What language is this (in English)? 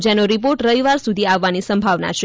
Gujarati